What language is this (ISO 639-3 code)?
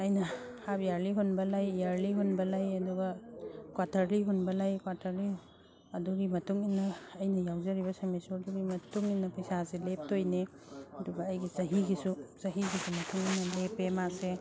mni